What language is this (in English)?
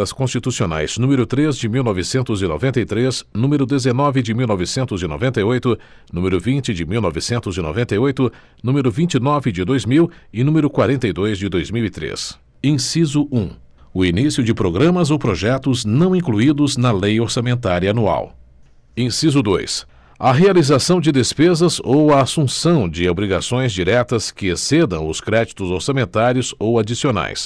Portuguese